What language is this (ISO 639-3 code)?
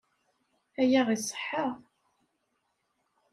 kab